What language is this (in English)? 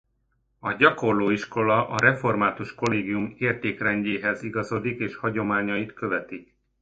Hungarian